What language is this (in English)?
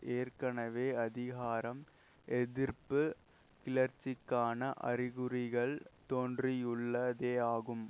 Tamil